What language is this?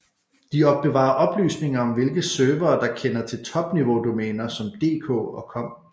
Danish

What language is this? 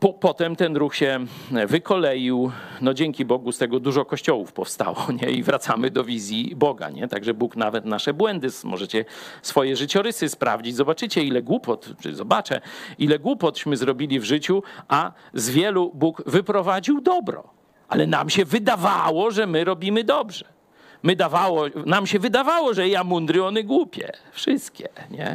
Polish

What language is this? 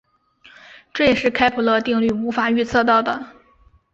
Chinese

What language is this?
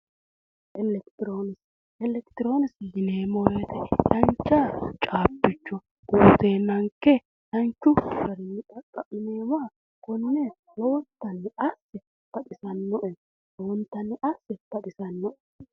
Sidamo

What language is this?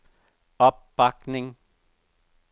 Danish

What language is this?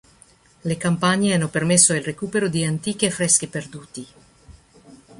Italian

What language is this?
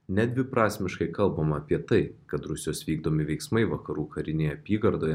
Lithuanian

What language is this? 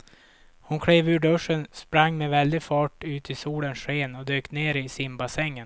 Swedish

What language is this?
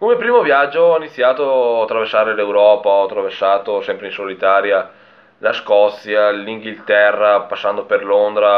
Italian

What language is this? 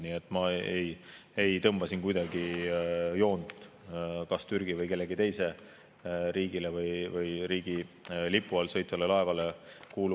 Estonian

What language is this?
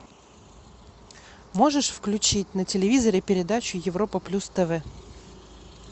Russian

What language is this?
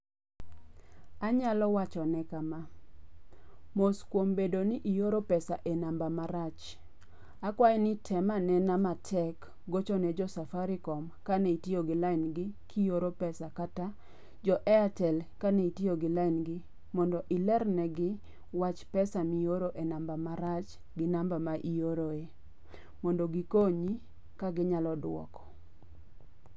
Luo (Kenya and Tanzania)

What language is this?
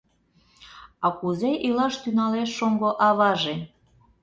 Mari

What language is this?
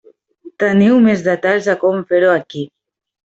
Catalan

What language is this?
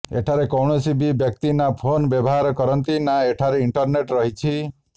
Odia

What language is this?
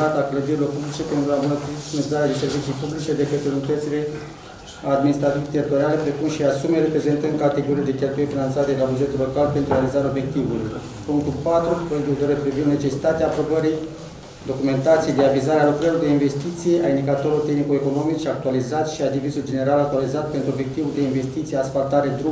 Romanian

